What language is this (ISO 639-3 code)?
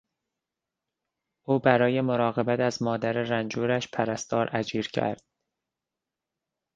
fas